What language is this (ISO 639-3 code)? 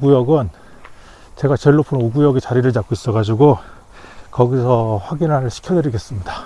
kor